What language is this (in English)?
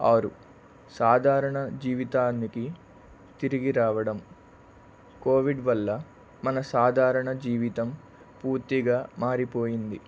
Telugu